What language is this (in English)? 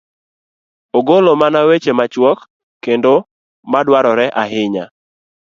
Luo (Kenya and Tanzania)